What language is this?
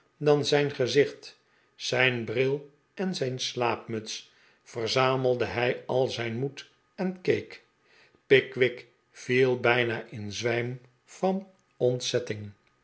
Dutch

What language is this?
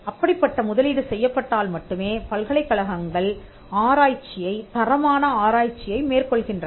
Tamil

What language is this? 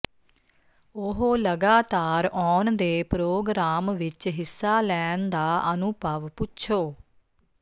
Punjabi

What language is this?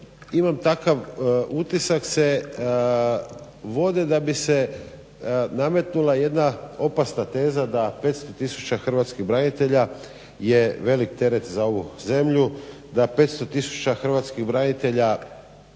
Croatian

